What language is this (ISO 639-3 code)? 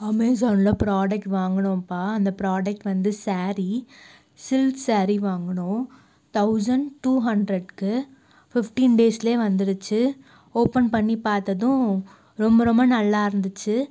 tam